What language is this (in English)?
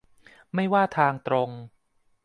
Thai